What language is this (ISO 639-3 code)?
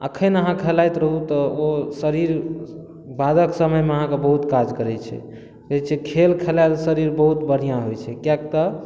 mai